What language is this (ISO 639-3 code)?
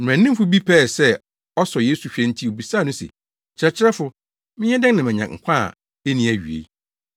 aka